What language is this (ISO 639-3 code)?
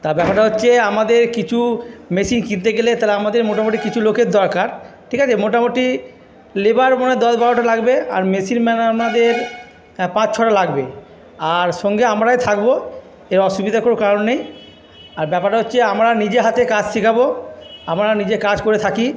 ben